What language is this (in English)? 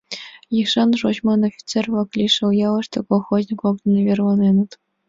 Mari